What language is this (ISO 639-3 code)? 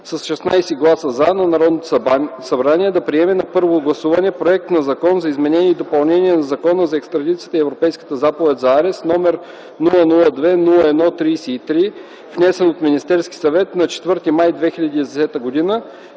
bul